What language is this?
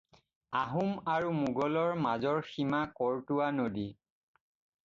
Assamese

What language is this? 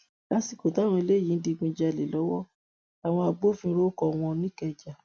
Yoruba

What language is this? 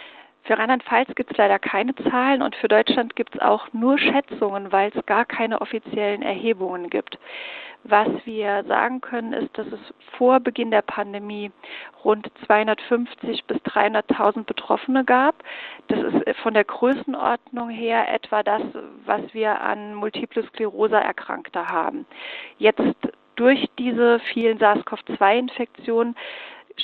German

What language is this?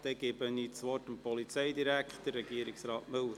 Swiss German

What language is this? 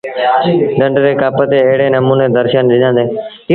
Sindhi Bhil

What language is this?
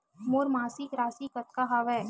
Chhattisgarhi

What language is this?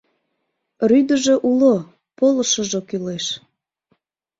Mari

